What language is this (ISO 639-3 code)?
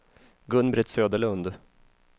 swe